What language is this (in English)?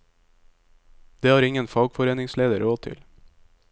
Norwegian